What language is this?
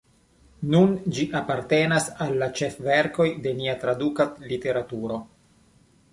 Esperanto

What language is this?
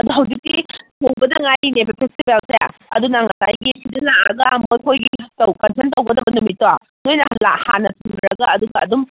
Manipuri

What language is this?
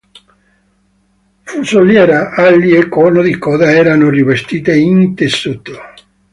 Italian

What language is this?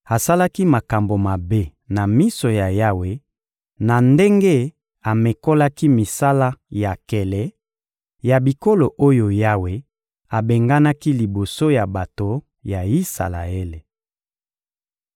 Lingala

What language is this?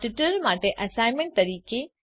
Gujarati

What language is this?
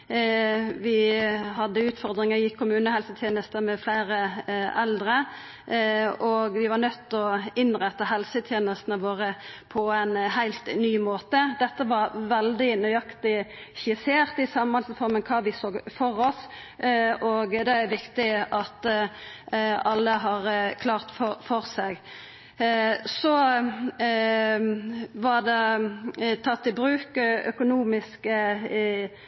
Norwegian Nynorsk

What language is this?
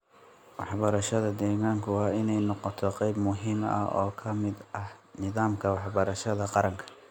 Somali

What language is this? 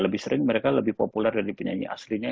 Indonesian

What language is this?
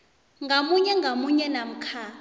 South Ndebele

